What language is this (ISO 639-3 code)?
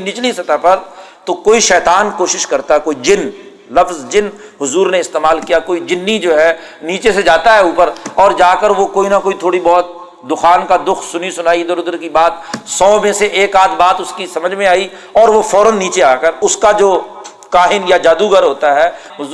urd